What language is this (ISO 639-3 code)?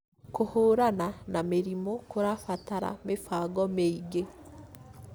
kik